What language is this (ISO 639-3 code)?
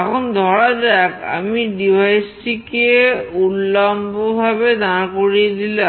ben